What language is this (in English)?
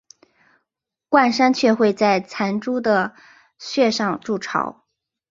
Chinese